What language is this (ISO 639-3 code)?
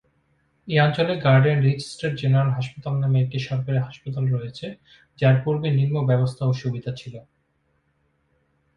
ben